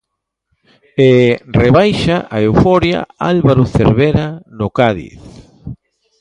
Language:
Galician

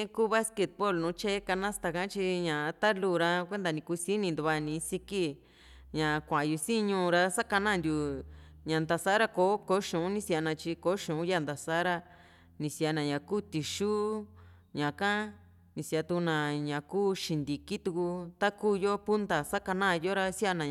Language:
Juxtlahuaca Mixtec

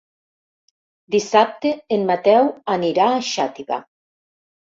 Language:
Catalan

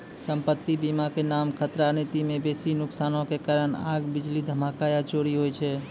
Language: Maithili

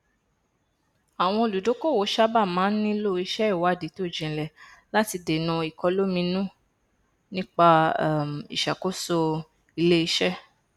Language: Yoruba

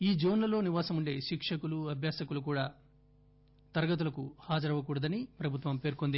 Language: Telugu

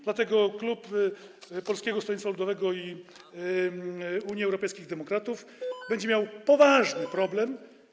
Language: Polish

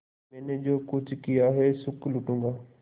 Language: Hindi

